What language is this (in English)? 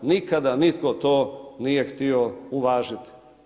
Croatian